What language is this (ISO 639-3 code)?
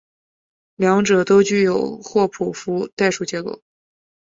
zho